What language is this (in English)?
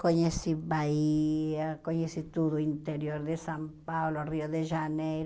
Portuguese